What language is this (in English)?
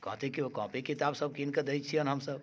Maithili